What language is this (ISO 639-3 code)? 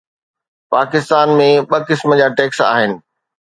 snd